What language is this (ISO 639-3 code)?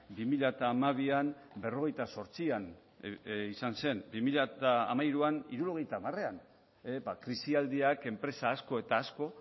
eus